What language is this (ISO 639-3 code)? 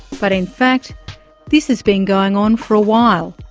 eng